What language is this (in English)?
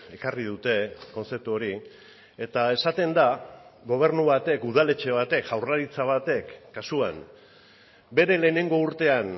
Basque